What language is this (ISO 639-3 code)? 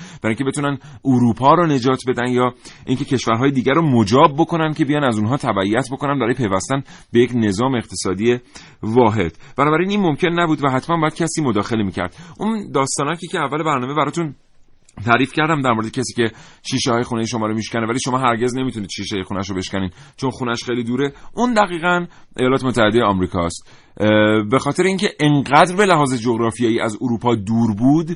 fas